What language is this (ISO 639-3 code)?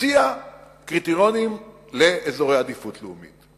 heb